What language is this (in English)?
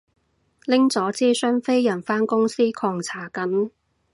Cantonese